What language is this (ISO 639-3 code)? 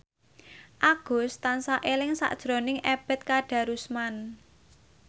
jav